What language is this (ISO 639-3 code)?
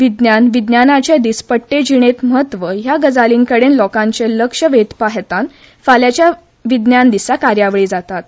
kok